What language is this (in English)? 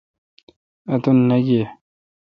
Kalkoti